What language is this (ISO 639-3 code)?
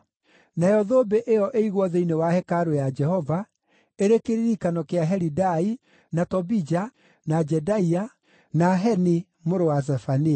kik